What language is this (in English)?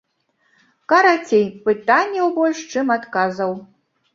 Belarusian